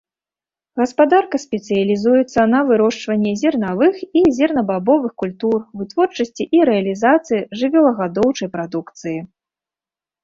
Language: Belarusian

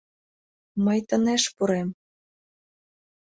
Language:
Mari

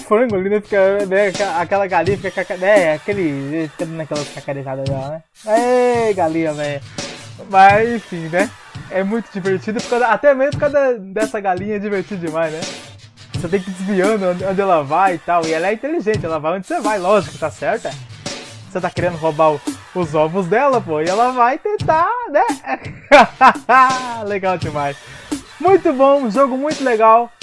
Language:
Portuguese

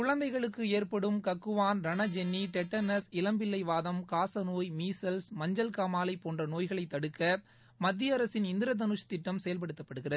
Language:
Tamil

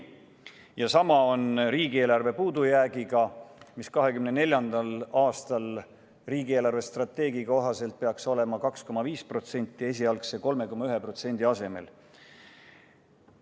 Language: Estonian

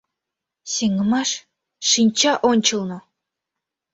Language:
Mari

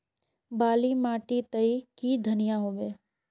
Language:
Magahi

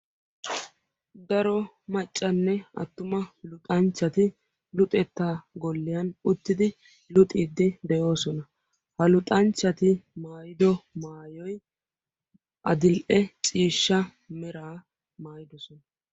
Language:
Wolaytta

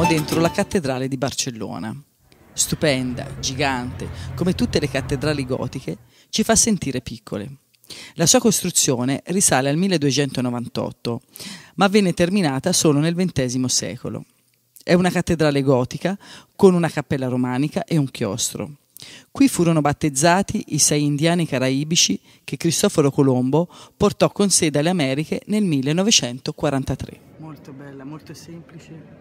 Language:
Italian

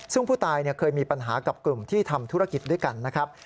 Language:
Thai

